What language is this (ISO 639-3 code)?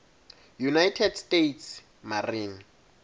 ssw